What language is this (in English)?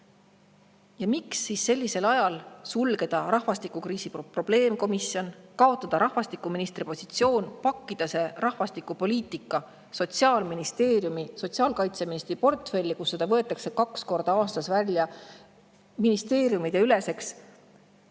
Estonian